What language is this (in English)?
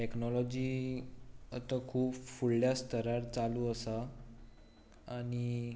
Konkani